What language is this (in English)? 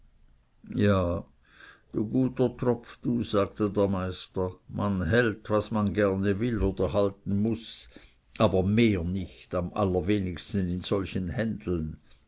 German